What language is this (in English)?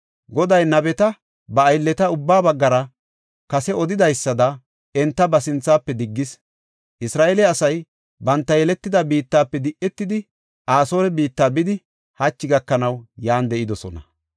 Gofa